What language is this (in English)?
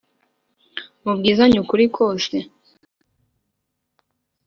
Kinyarwanda